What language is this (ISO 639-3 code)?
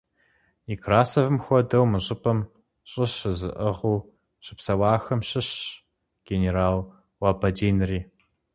kbd